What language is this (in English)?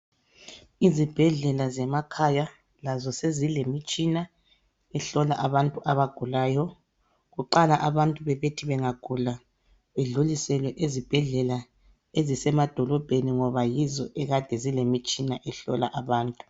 North Ndebele